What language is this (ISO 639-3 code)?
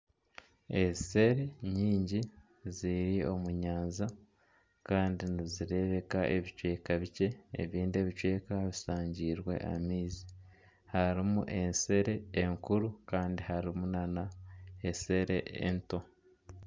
nyn